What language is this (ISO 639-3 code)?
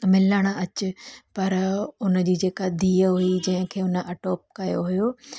snd